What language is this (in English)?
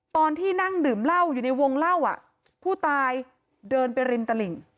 Thai